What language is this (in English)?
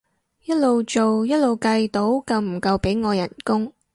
Cantonese